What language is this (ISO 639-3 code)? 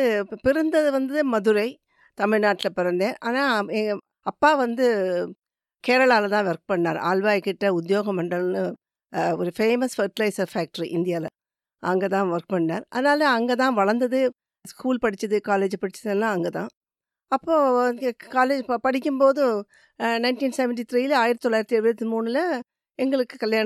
tam